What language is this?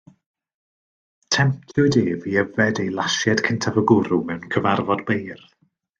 Welsh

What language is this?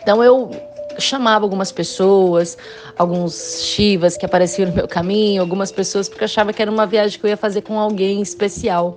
Portuguese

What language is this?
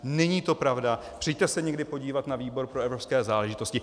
Czech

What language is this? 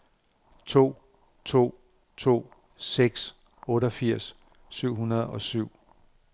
Danish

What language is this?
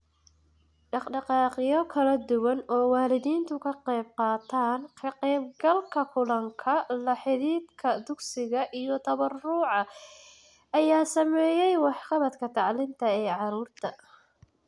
Somali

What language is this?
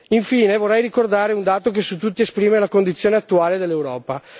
Italian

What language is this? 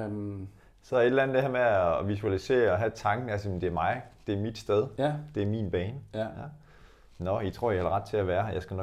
Danish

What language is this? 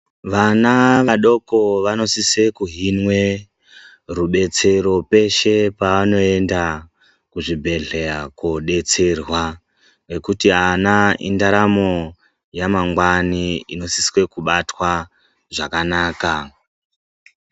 Ndau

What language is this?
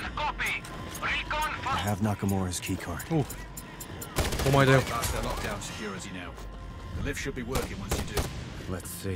Japanese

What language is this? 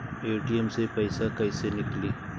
Bhojpuri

